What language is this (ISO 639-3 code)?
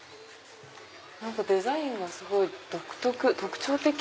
jpn